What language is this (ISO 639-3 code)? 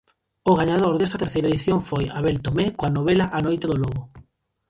glg